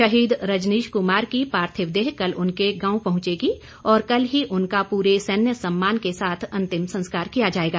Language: Hindi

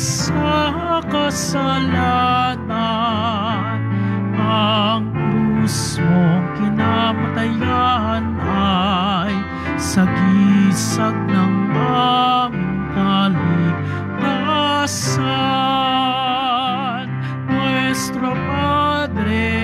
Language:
Filipino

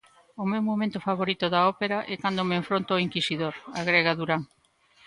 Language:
Galician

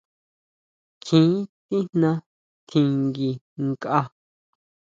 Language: Huautla Mazatec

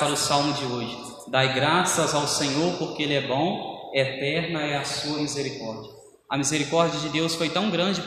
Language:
Portuguese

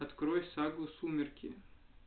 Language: Russian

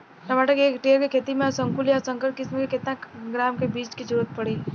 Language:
Bhojpuri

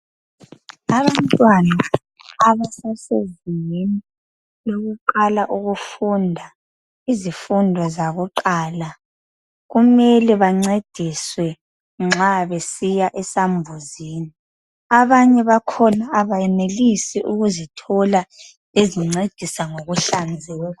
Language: North Ndebele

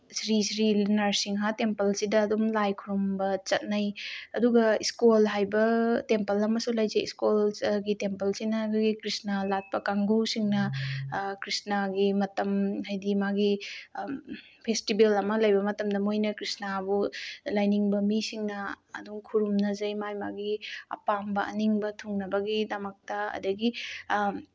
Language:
Manipuri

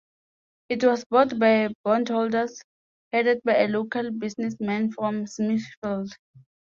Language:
English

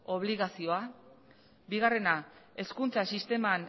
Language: Basque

